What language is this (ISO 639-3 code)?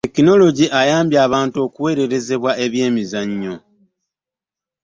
lug